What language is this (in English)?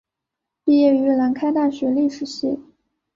Chinese